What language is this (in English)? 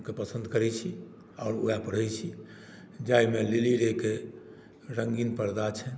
Maithili